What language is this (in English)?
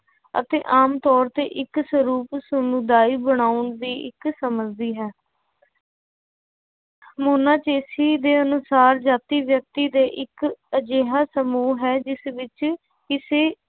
Punjabi